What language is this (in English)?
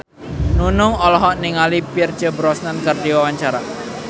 Sundanese